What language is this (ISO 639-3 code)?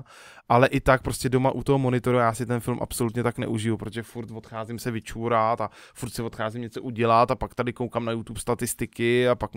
ces